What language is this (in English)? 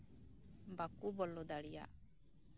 Santali